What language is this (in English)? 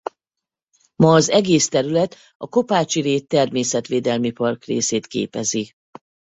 Hungarian